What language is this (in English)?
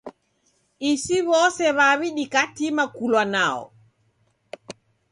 Taita